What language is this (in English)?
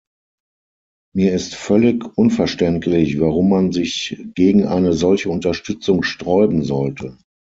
German